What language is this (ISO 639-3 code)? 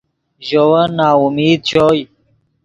ydg